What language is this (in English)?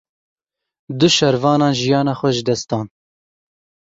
Kurdish